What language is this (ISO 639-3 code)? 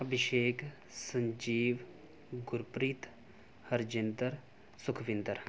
pan